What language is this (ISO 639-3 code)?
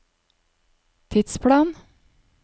nor